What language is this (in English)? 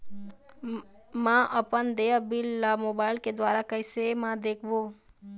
Chhattisgarhi